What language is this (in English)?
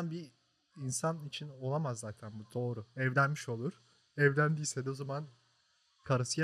Turkish